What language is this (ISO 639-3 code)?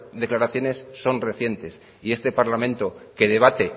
spa